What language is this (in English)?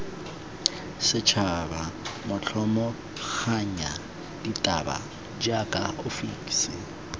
Tswana